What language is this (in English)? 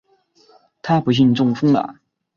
Chinese